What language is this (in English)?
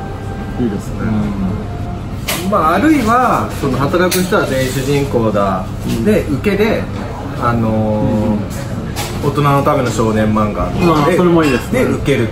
Japanese